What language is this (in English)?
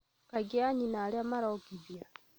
Kikuyu